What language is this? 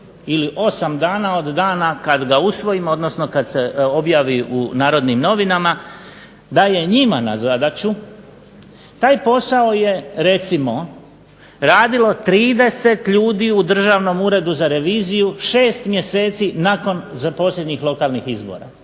Croatian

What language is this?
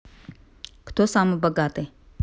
Russian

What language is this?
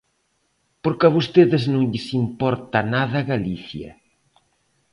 Galician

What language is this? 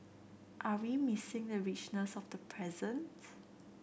English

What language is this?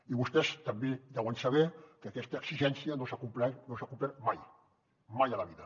Catalan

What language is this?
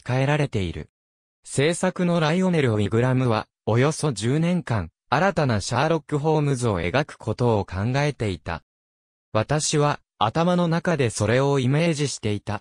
Japanese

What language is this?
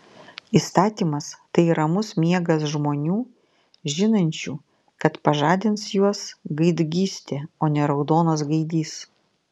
Lithuanian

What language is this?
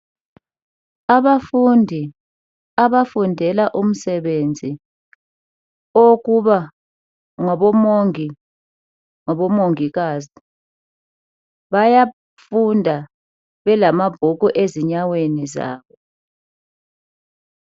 North Ndebele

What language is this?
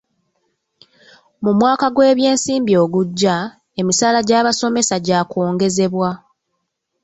Ganda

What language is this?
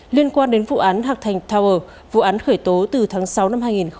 Vietnamese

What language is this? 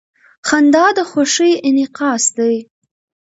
Pashto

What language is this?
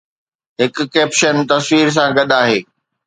Sindhi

